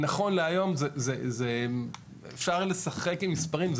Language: Hebrew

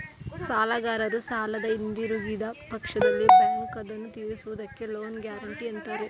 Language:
Kannada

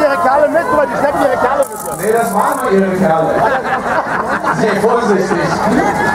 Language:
German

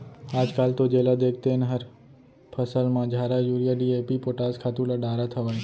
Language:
Chhattisgarhi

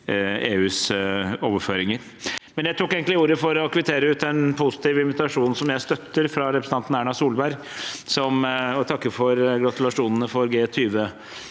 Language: Norwegian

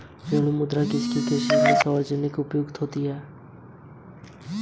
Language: Hindi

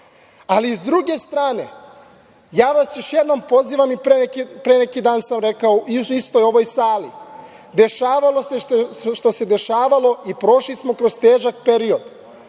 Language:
Serbian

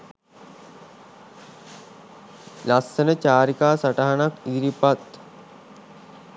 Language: Sinhala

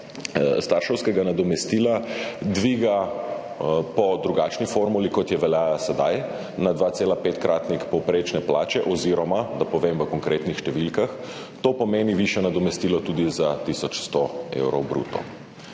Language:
Slovenian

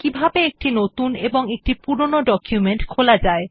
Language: Bangla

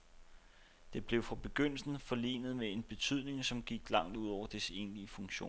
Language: Danish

